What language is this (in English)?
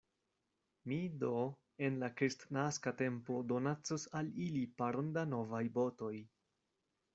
Esperanto